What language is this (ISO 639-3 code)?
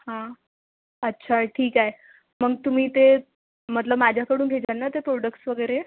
mar